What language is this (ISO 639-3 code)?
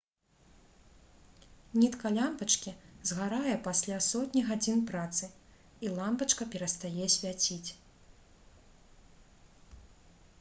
bel